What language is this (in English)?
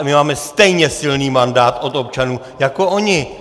Czech